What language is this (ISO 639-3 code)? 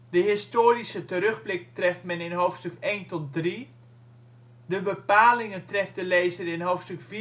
nld